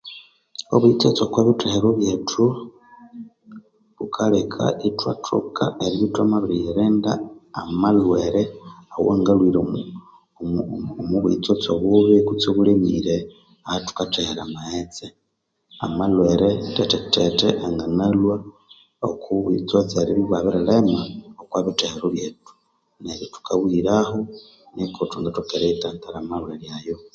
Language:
Konzo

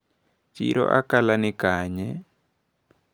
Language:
Luo (Kenya and Tanzania)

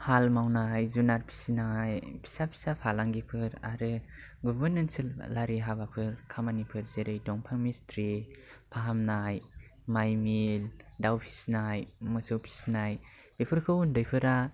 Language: Bodo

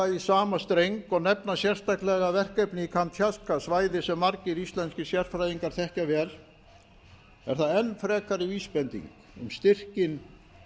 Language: Icelandic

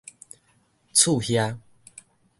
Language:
Min Nan Chinese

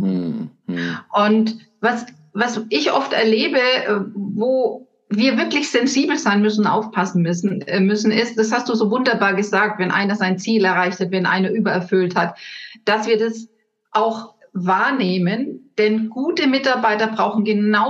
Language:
German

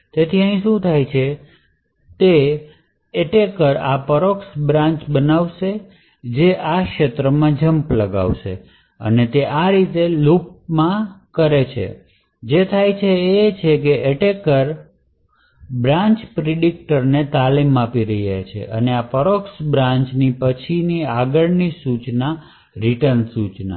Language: Gujarati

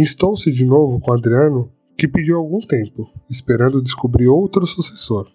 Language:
Portuguese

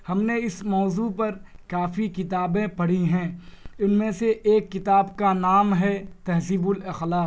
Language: Urdu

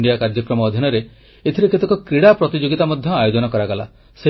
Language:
Odia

